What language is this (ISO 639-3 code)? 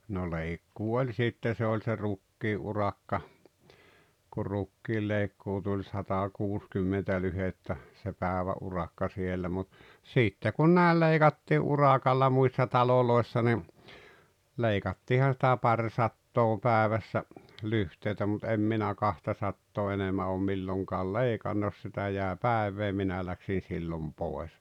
fin